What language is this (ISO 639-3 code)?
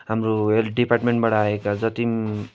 nep